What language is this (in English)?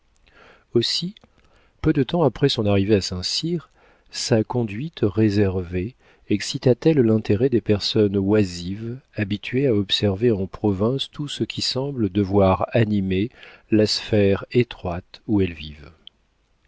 French